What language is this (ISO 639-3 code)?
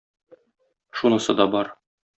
tat